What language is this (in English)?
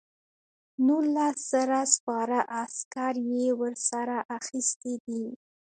Pashto